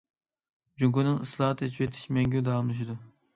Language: Uyghur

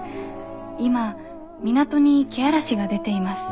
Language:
Japanese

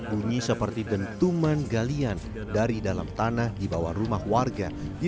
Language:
Indonesian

